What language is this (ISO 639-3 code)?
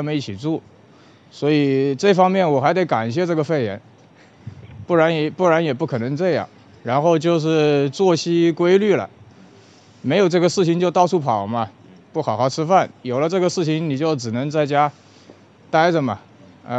zho